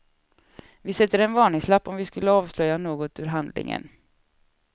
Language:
Swedish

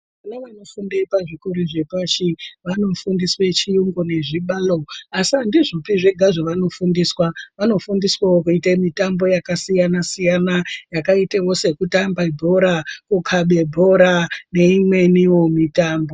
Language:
Ndau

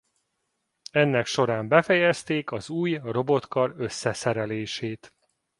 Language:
Hungarian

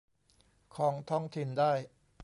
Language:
Thai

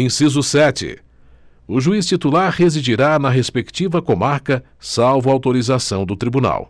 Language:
Portuguese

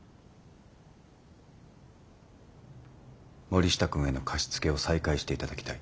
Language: Japanese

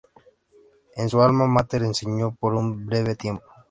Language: Spanish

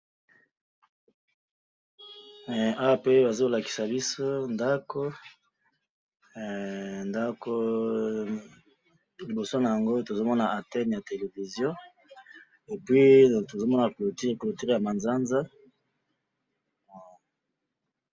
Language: Lingala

